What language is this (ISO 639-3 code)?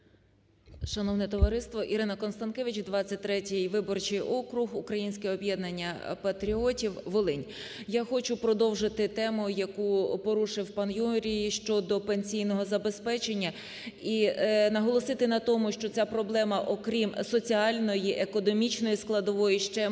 ukr